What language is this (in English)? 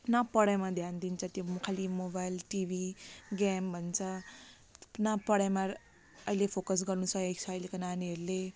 Nepali